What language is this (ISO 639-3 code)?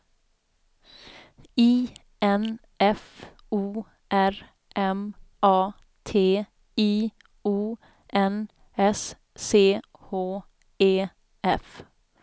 swe